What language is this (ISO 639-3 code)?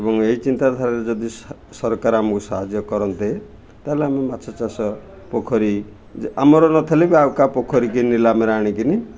ori